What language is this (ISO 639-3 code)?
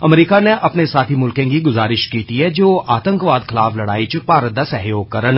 doi